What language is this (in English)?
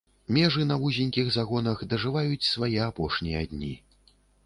Belarusian